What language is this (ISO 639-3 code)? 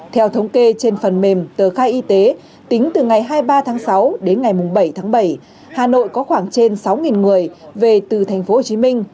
vie